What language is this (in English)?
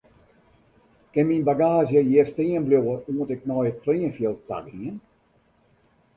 Western Frisian